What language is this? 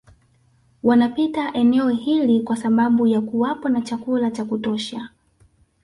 Swahili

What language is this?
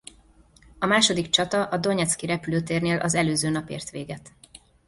Hungarian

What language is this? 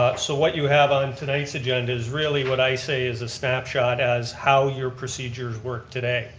English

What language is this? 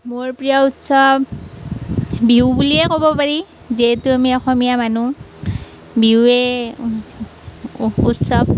Assamese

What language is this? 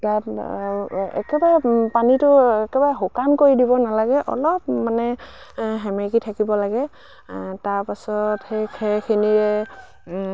Assamese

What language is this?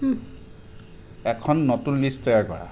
Assamese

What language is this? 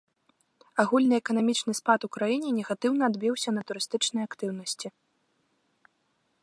Belarusian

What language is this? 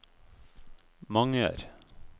Norwegian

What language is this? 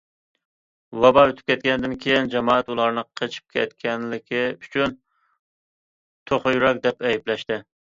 Uyghur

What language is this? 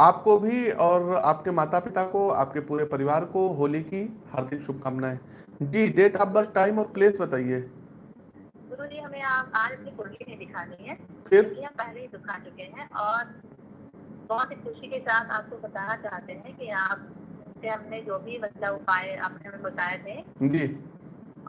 Hindi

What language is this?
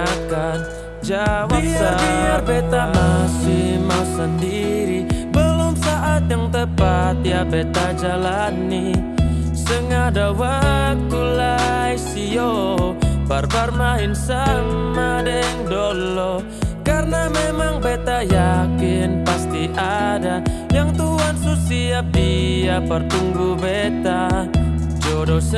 Indonesian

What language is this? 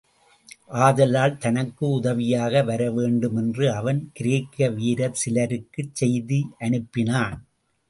Tamil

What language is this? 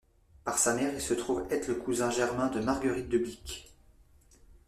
French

